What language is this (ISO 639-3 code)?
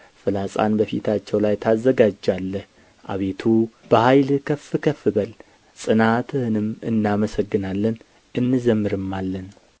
amh